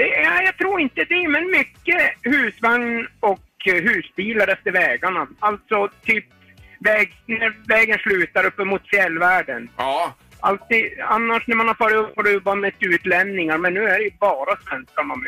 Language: Swedish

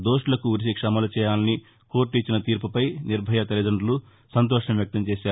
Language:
Telugu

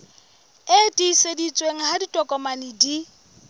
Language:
Southern Sotho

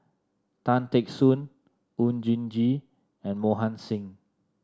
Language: English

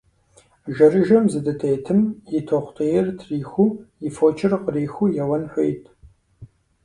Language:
Kabardian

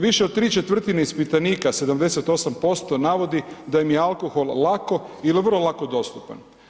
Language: Croatian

